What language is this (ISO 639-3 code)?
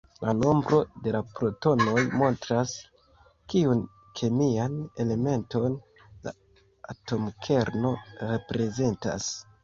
epo